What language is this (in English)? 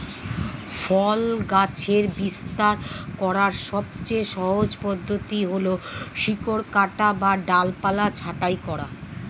Bangla